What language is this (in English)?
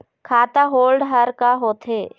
Chhattisgarhi